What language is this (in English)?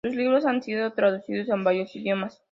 Spanish